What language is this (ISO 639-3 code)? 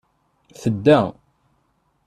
kab